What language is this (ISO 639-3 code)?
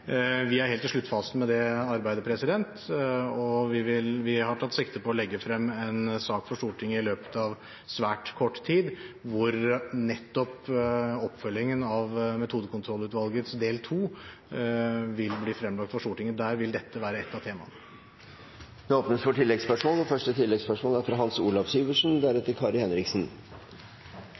nob